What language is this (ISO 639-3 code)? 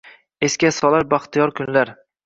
uzb